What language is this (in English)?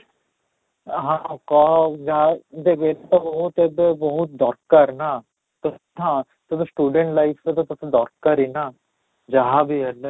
Odia